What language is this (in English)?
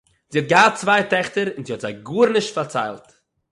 Yiddish